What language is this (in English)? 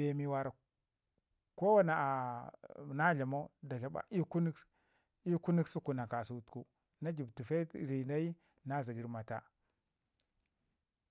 Ngizim